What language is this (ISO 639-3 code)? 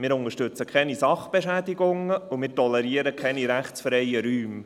gsw